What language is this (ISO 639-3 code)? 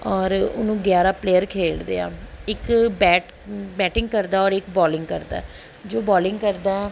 pan